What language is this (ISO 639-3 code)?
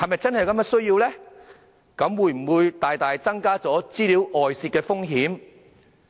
yue